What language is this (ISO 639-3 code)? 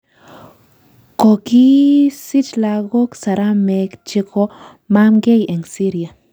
kln